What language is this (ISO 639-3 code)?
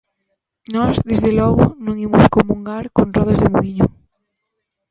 glg